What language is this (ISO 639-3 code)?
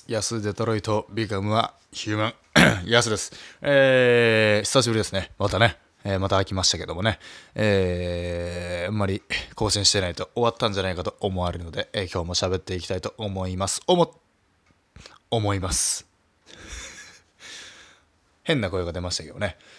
jpn